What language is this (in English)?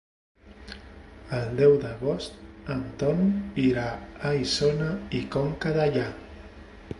Catalan